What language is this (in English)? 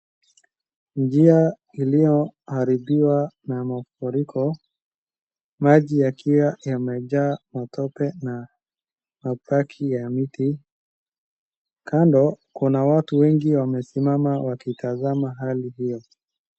Swahili